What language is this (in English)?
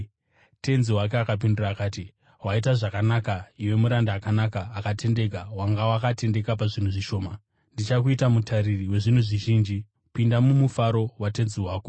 Shona